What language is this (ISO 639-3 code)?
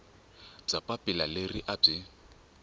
tso